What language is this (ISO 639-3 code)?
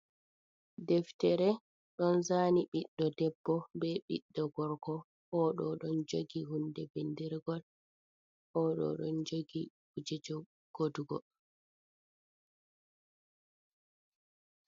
ful